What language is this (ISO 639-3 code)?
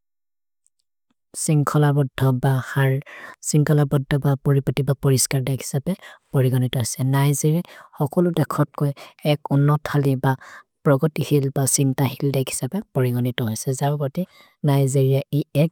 mrr